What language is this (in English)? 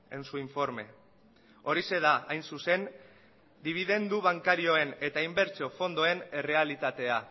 Basque